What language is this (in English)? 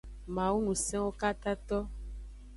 Aja (Benin)